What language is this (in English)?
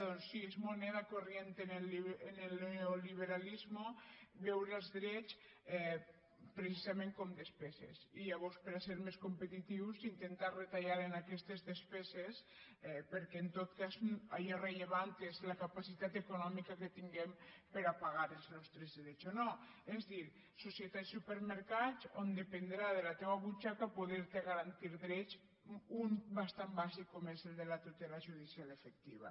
Catalan